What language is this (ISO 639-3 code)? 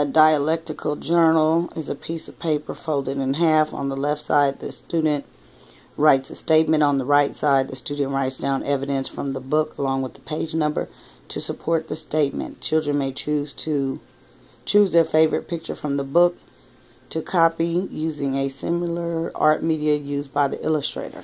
eng